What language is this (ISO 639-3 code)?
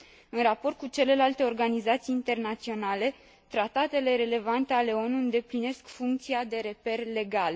ron